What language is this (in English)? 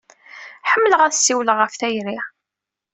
Kabyle